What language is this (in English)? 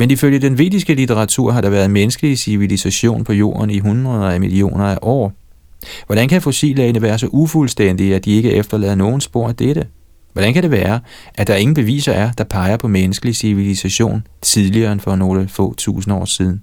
Danish